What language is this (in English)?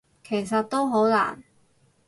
Cantonese